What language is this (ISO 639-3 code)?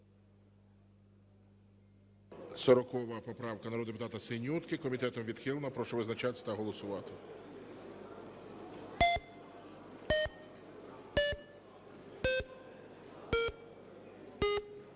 ukr